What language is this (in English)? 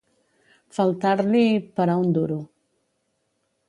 Catalan